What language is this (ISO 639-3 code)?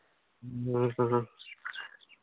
sat